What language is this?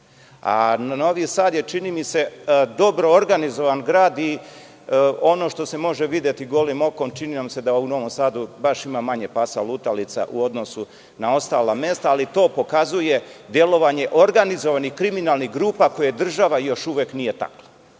Serbian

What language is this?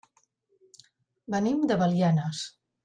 Catalan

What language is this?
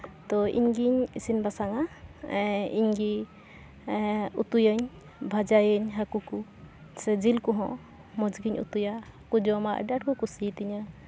Santali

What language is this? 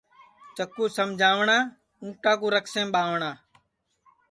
Sansi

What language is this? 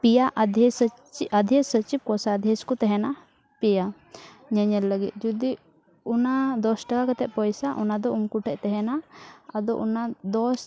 Santali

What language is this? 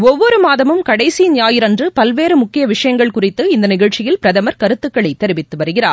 Tamil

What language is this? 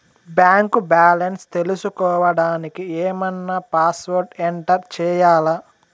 Telugu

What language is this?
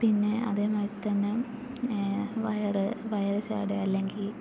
Malayalam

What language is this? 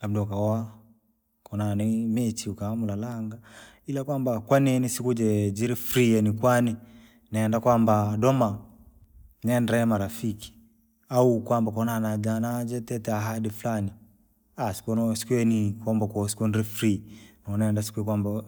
Langi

